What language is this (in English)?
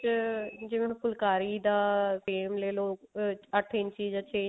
Punjabi